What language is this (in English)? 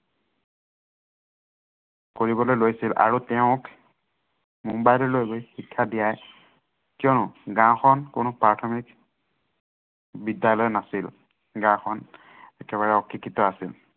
Assamese